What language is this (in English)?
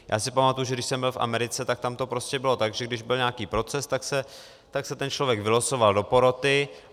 Czech